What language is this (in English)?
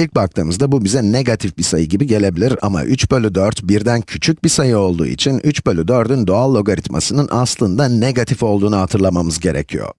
Turkish